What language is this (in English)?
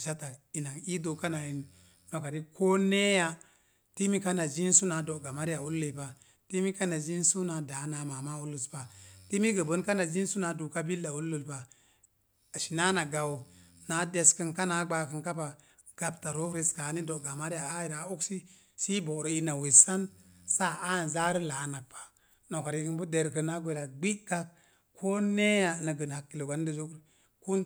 Mom Jango